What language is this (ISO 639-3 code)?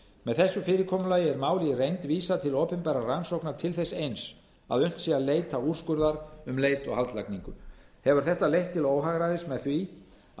isl